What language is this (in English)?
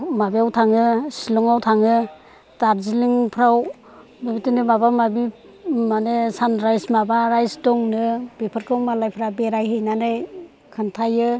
Bodo